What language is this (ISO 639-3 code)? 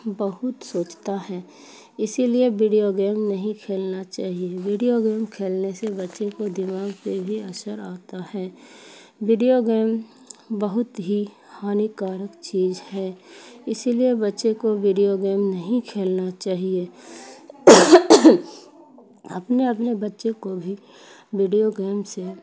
urd